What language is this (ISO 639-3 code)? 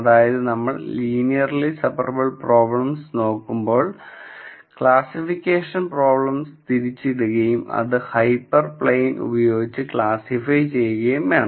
mal